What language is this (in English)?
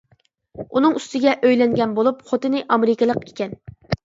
Uyghur